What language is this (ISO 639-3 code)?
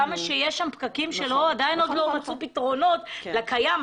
heb